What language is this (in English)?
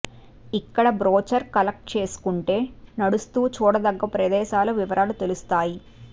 Telugu